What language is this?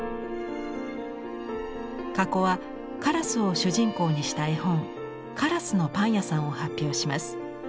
Japanese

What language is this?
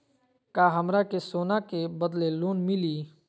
Magahi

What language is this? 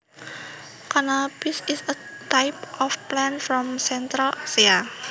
Javanese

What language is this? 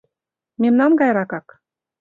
Mari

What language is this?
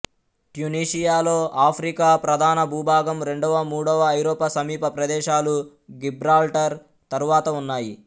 Telugu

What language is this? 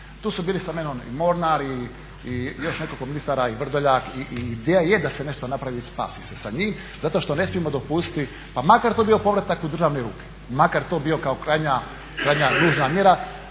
Croatian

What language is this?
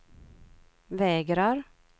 Swedish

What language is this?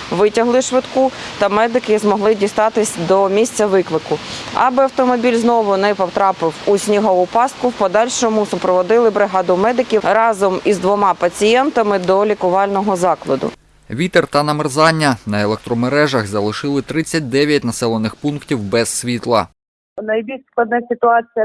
Ukrainian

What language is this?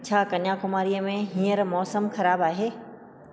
Sindhi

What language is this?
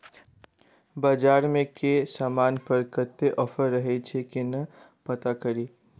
Maithili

